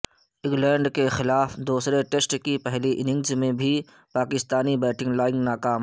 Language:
Urdu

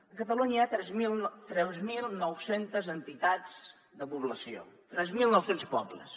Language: Catalan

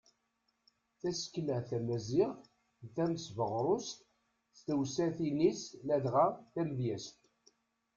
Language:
Kabyle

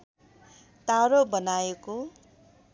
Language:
Nepali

